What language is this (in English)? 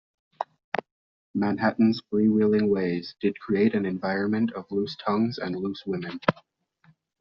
English